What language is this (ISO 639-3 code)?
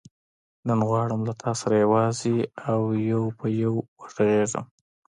pus